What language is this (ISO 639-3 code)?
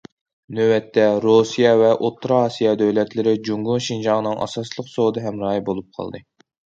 uig